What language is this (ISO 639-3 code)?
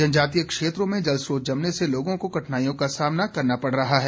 hin